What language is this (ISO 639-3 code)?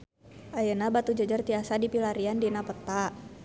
sun